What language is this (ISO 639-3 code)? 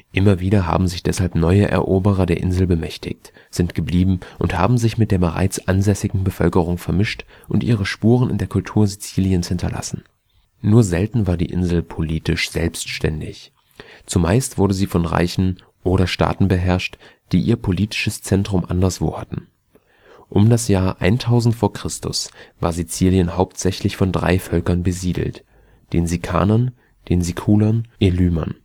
deu